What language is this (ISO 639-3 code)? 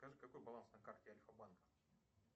rus